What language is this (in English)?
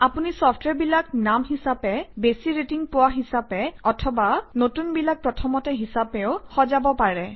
Assamese